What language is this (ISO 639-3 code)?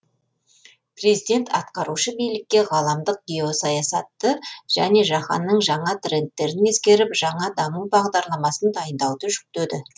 kaz